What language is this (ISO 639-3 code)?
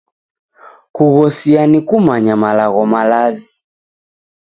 dav